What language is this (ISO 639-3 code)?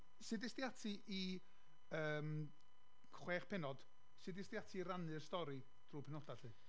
cym